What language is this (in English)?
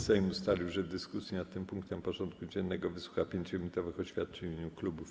Polish